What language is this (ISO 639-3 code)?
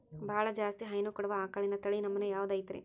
kan